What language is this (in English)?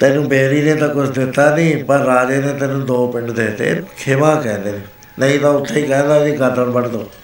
Punjabi